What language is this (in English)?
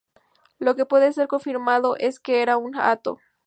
Spanish